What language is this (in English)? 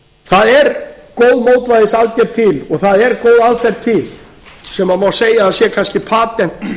Icelandic